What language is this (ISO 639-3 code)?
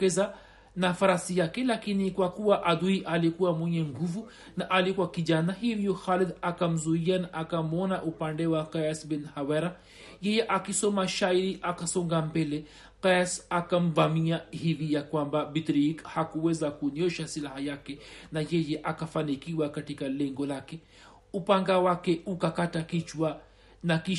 swa